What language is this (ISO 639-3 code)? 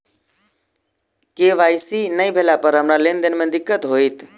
mai